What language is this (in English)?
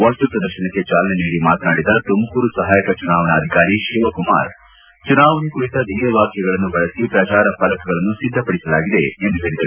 Kannada